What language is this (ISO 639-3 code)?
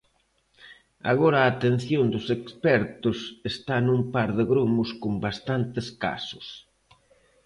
glg